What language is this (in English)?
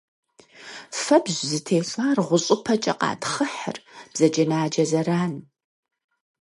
Kabardian